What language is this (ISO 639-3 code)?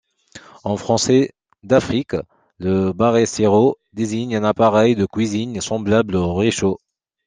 fra